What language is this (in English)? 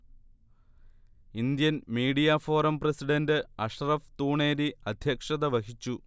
Malayalam